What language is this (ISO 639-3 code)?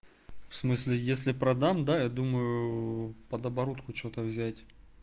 rus